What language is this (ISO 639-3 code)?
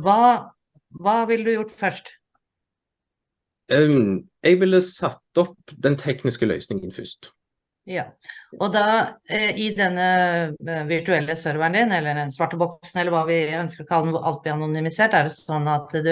nor